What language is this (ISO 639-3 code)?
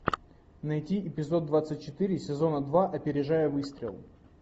rus